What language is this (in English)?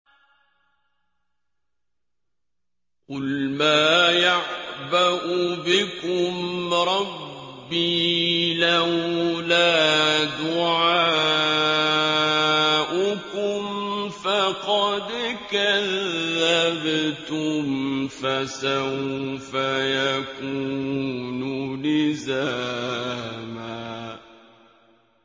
Arabic